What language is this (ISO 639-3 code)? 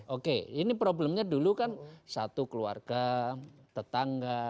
ind